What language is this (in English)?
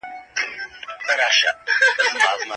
Pashto